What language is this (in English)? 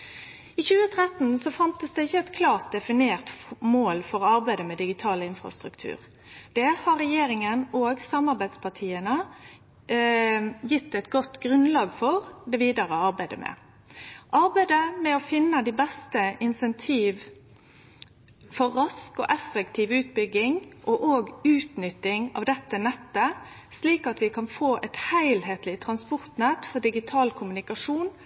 Norwegian Nynorsk